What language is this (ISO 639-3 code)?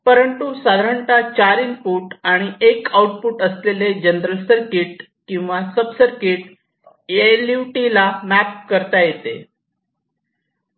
mar